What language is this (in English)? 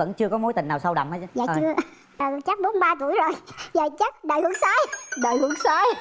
Vietnamese